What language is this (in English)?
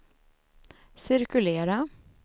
Swedish